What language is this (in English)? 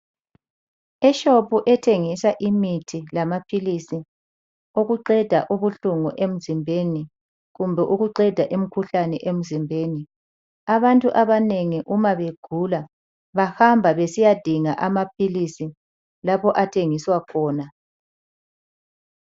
North Ndebele